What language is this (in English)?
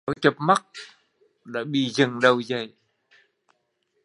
Vietnamese